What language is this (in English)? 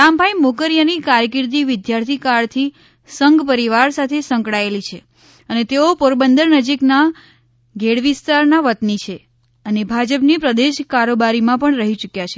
Gujarati